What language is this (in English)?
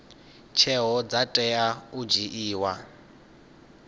Venda